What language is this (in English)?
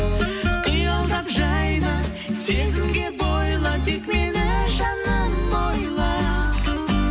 Kazakh